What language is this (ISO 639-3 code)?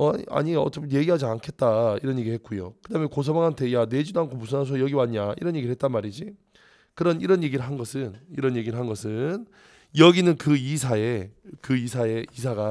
kor